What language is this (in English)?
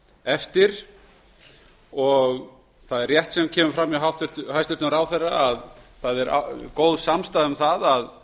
Icelandic